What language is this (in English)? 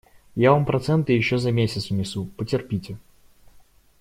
Russian